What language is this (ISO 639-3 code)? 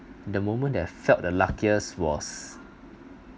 eng